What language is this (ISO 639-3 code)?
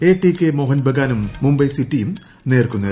mal